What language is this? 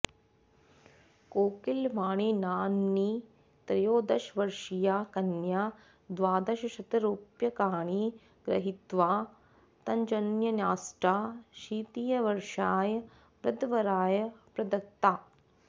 Sanskrit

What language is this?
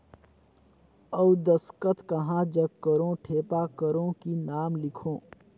Chhattisgarhi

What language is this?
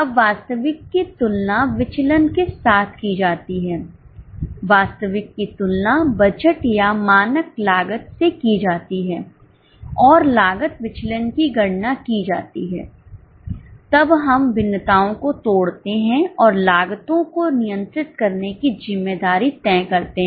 Hindi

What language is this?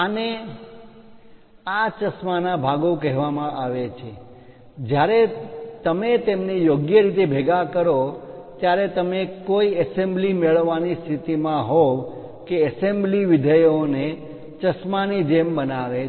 Gujarati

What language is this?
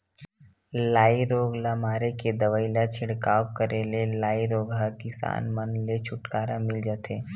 Chhattisgarhi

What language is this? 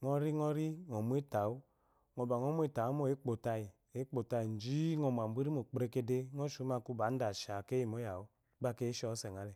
Eloyi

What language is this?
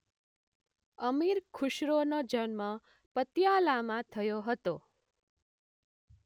Gujarati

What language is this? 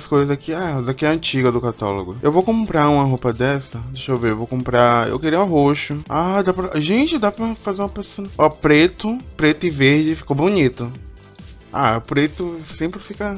Portuguese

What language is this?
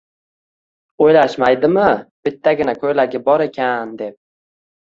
Uzbek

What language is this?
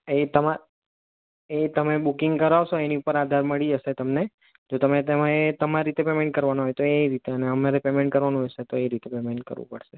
Gujarati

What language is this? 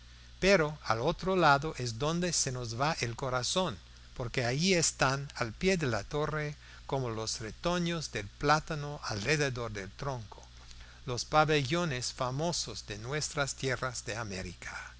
Spanish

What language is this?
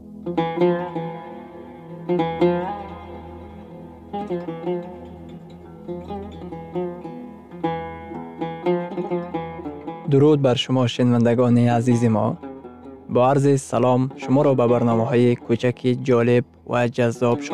Persian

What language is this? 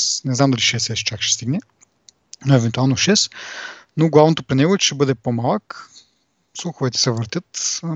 Bulgarian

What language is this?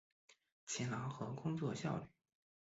Chinese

